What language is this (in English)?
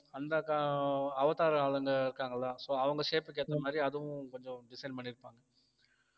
Tamil